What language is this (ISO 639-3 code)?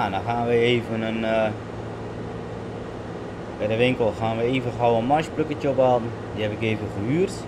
nld